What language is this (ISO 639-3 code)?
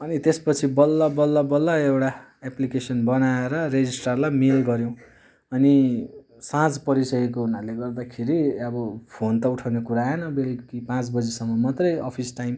nep